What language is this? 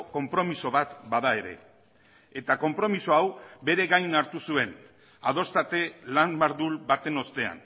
Basque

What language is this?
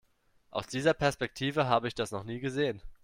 German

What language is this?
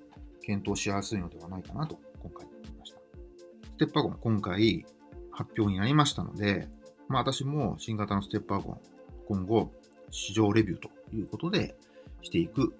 Japanese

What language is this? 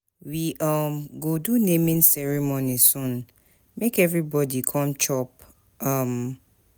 Nigerian Pidgin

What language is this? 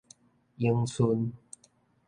Min Nan Chinese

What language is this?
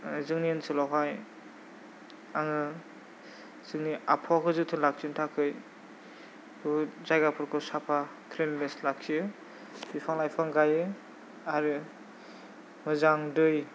Bodo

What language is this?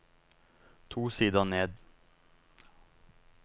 Norwegian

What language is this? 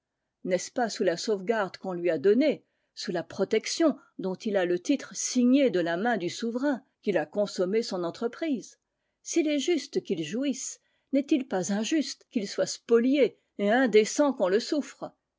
French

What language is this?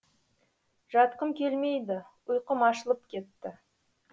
Kazakh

